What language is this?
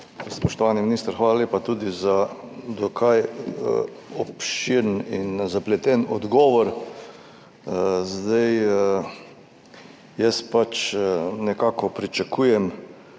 Slovenian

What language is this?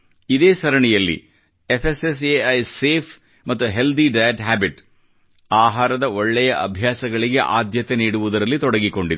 Kannada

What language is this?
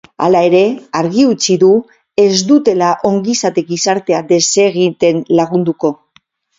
Basque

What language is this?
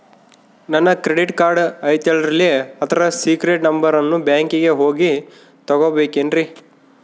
Kannada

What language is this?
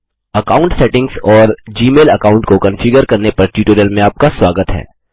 Hindi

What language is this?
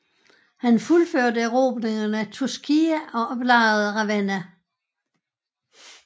Danish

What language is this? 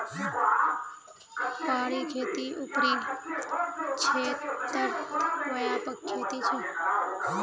Magahi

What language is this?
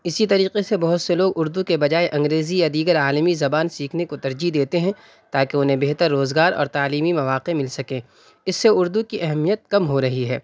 Urdu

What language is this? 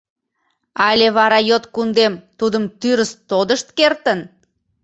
Mari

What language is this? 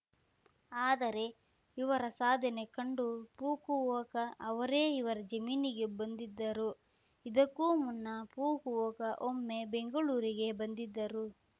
Kannada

